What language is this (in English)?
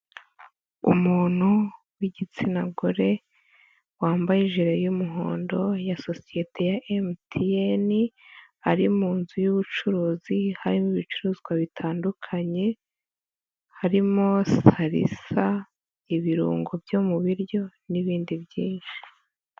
Kinyarwanda